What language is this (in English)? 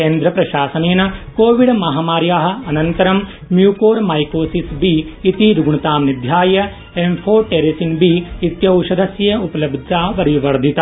Sanskrit